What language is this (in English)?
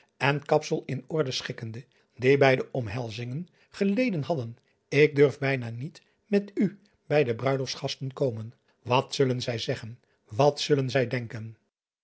Dutch